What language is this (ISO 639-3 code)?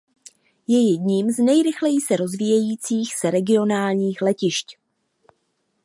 ces